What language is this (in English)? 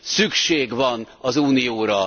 Hungarian